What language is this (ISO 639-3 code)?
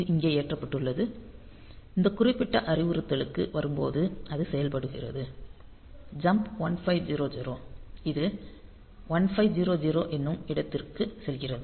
tam